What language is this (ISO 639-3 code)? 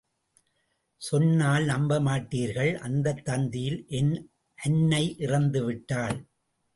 tam